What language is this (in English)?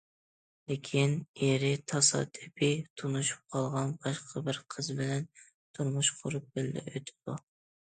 Uyghur